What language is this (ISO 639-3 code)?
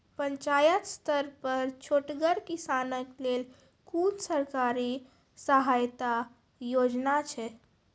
mai